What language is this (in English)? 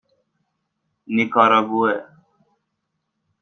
Persian